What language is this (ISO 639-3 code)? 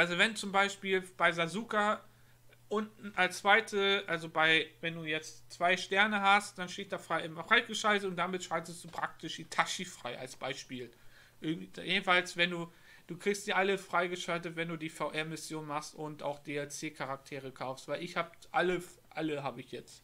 deu